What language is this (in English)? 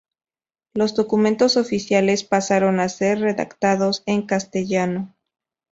Spanish